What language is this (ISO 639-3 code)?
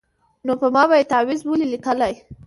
pus